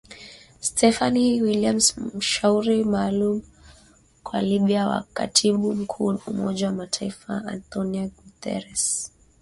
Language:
Swahili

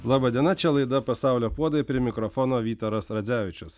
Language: Lithuanian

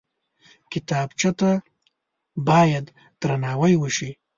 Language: Pashto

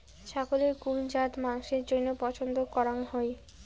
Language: Bangla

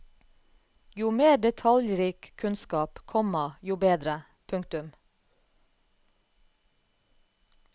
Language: Norwegian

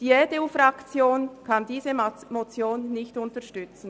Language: Swiss German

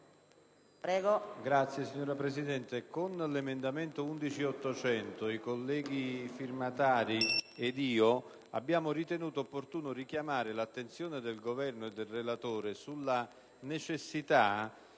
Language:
Italian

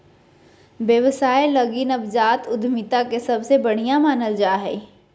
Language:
Magahi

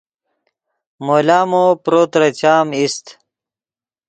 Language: Yidgha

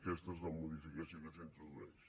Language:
Catalan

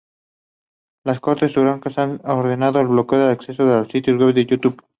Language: Spanish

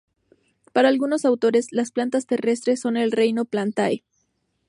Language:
Spanish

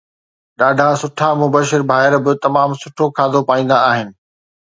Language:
Sindhi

